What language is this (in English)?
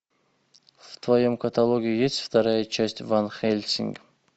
Russian